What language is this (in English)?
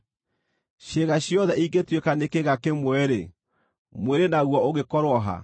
Kikuyu